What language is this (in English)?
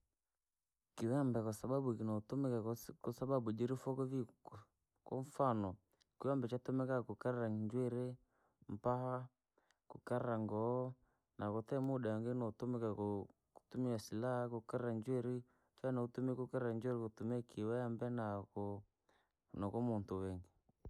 Langi